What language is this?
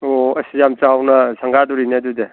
Manipuri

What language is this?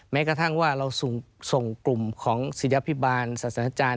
Thai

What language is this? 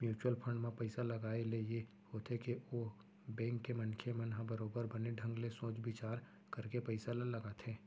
Chhattisgarhi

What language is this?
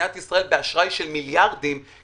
Hebrew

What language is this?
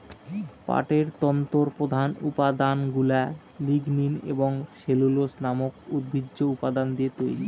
Bangla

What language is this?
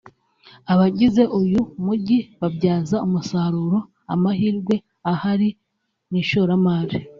Kinyarwanda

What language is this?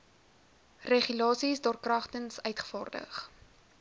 Afrikaans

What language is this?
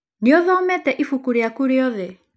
Kikuyu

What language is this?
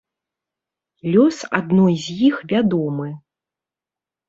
Belarusian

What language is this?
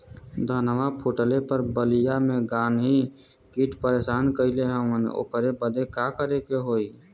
Bhojpuri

